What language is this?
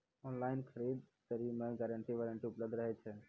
Maithili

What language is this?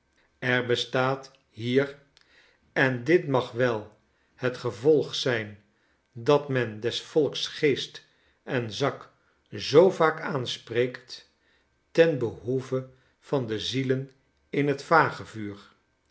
Dutch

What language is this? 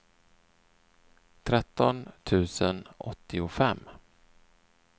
Swedish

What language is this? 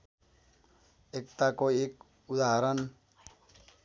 Nepali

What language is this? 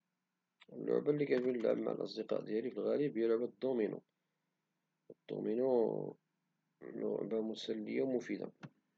Moroccan Arabic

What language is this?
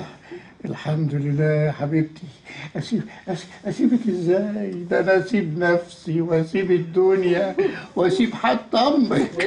Arabic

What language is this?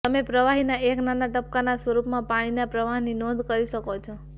Gujarati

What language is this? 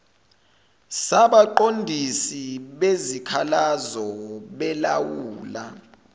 Zulu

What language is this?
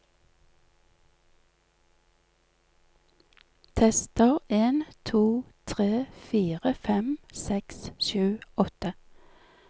Norwegian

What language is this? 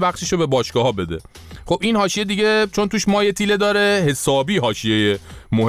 Persian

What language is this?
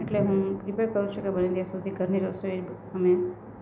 Gujarati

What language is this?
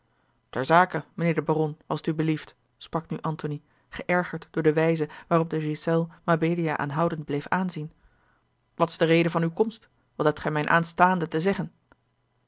Dutch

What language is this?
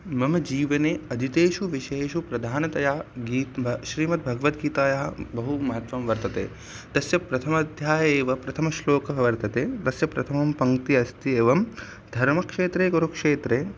Sanskrit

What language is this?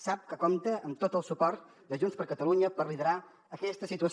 Catalan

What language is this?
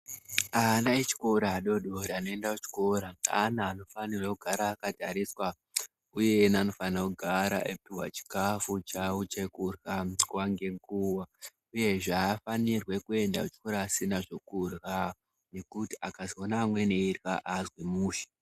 Ndau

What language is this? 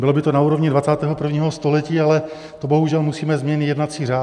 Czech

